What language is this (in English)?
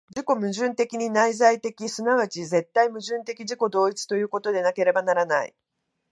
Japanese